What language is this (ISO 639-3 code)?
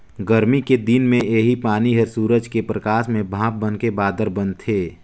hne